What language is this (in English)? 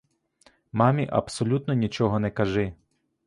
Ukrainian